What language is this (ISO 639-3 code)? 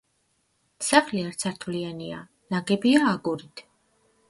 kat